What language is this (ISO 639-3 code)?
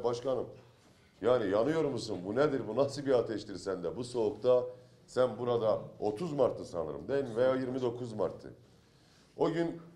tur